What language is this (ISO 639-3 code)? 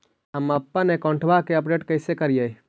mag